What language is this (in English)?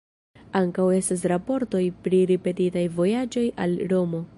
Esperanto